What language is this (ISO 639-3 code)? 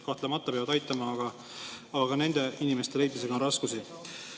est